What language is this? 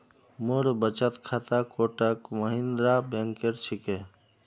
Magahi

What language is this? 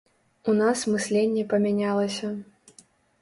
Belarusian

